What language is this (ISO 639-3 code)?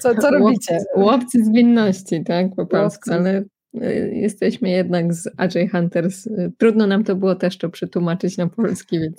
pol